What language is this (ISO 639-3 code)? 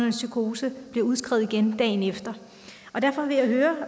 dan